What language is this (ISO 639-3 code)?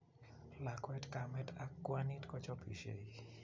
kln